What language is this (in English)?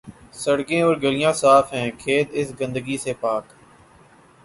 Urdu